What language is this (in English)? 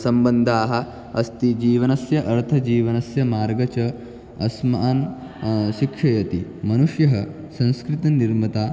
Sanskrit